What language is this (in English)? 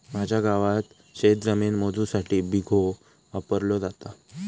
Marathi